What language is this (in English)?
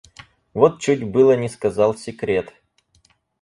Russian